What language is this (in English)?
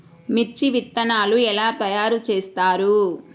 Telugu